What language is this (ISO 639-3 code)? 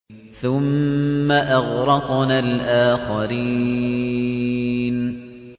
ara